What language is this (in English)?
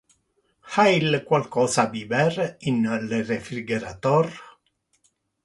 Interlingua